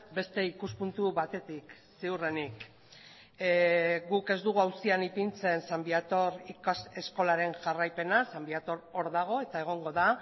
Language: Basque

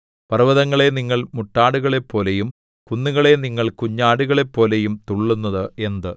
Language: Malayalam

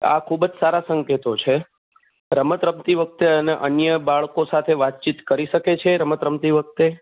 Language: Gujarati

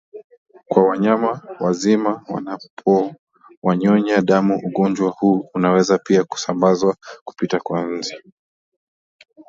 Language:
Swahili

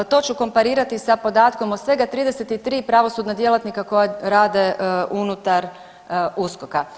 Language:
Croatian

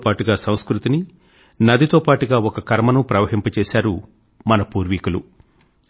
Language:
Telugu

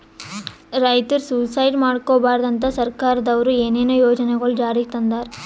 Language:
Kannada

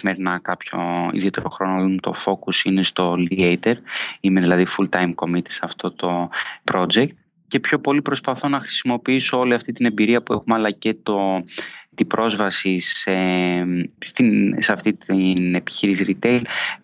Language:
Greek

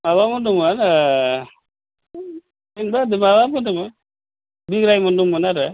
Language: Bodo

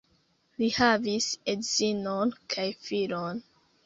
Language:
Esperanto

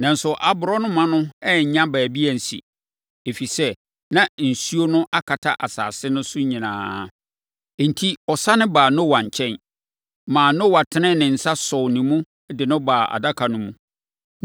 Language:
Akan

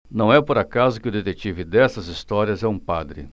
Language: Portuguese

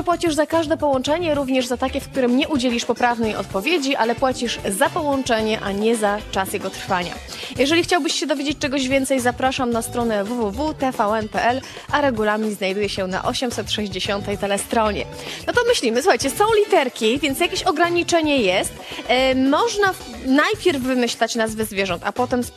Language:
Polish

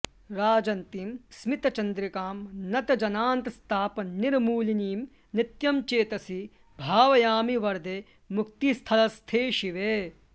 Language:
Sanskrit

